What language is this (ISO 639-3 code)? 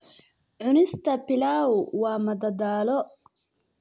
som